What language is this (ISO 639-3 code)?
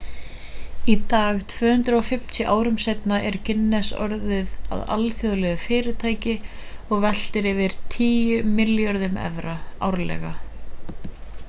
isl